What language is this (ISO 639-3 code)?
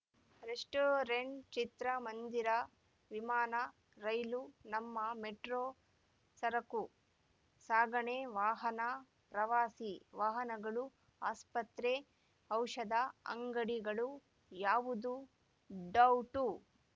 kan